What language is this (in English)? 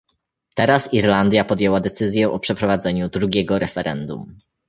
Polish